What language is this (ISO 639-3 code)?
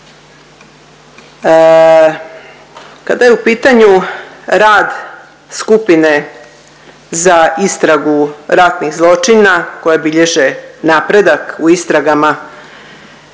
hrv